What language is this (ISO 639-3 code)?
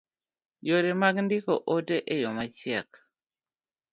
luo